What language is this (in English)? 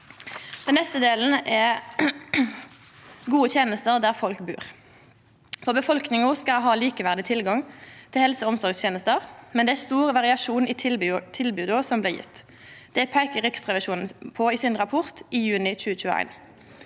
Norwegian